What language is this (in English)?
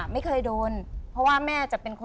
Thai